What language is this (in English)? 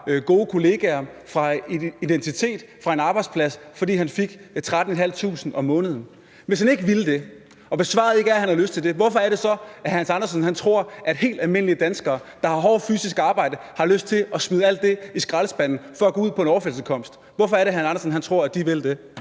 Danish